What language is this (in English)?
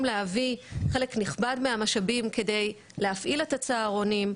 Hebrew